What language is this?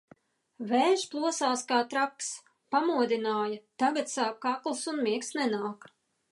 Latvian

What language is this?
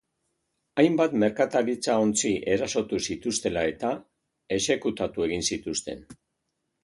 Basque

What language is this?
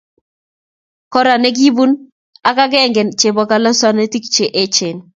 Kalenjin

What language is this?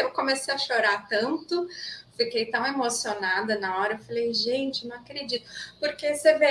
Portuguese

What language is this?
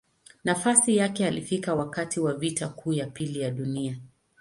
Swahili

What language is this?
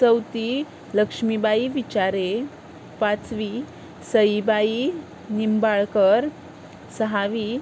Konkani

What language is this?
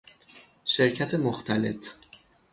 Persian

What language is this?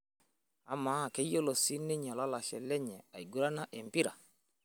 Masai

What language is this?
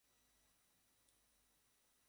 Bangla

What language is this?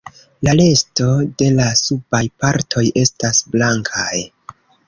Esperanto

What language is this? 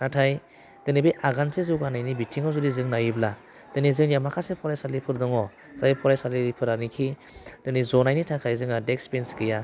Bodo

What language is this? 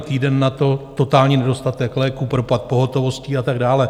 Czech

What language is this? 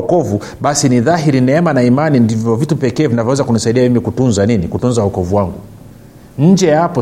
Swahili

